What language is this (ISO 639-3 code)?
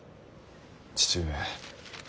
jpn